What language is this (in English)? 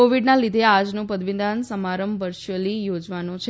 Gujarati